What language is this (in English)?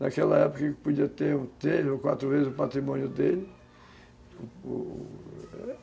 Portuguese